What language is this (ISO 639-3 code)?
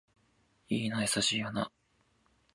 jpn